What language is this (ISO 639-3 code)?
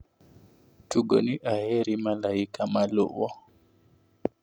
luo